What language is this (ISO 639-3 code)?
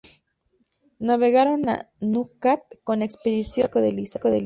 spa